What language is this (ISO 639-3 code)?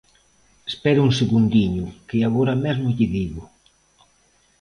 glg